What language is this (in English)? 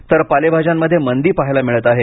Marathi